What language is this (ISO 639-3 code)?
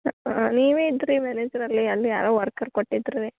kan